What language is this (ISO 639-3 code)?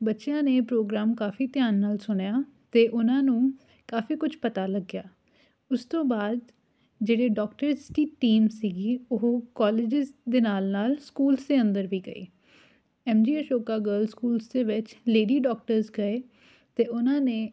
pan